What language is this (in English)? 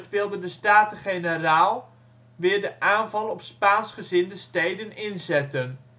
Dutch